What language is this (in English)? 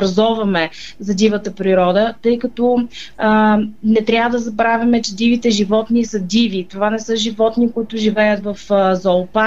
Bulgarian